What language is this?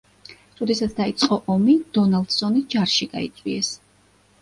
Georgian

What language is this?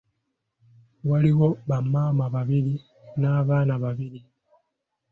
Ganda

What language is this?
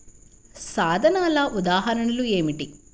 Telugu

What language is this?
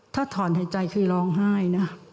Thai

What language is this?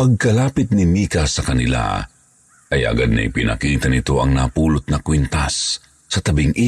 Filipino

